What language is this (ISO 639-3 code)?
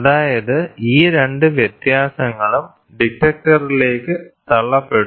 mal